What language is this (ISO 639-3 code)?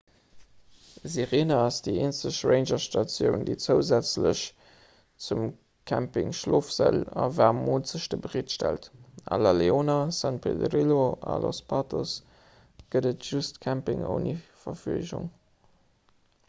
ltz